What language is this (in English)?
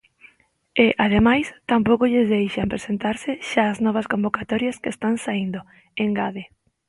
Galician